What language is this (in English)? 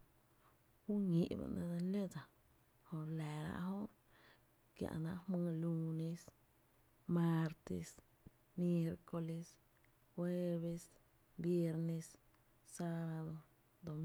Tepinapa Chinantec